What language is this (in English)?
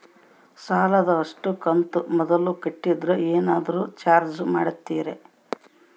Kannada